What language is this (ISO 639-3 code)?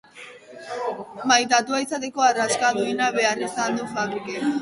eus